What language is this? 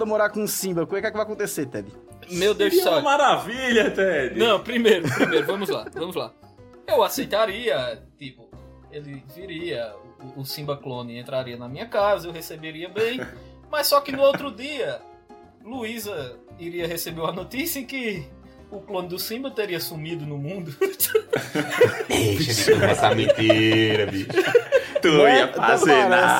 Portuguese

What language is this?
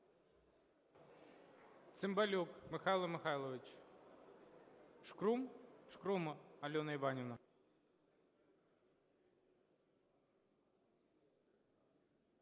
Ukrainian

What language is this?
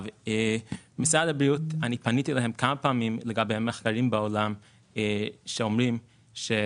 Hebrew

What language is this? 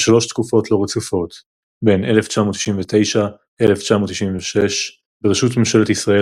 Hebrew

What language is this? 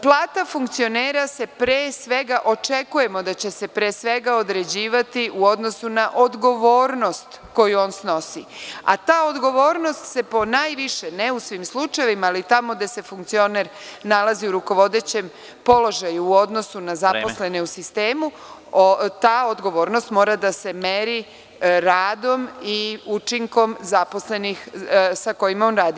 Serbian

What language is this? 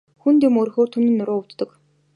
Mongolian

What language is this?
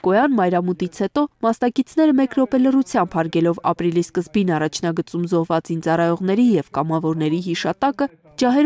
Norwegian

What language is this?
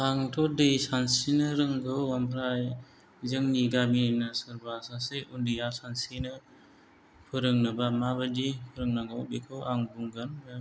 Bodo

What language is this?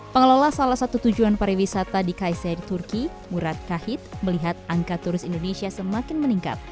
Indonesian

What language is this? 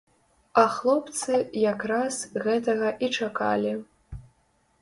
Belarusian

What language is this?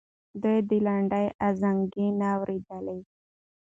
Pashto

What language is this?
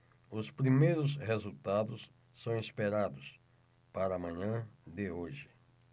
Portuguese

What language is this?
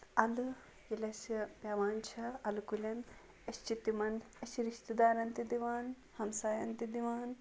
Kashmiri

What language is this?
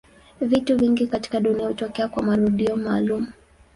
Swahili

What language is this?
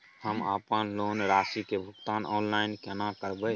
Maithili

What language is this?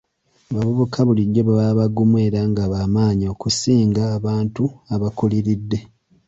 Ganda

